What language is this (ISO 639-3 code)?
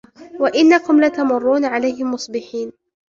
ara